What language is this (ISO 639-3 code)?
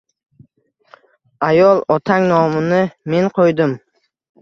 uzb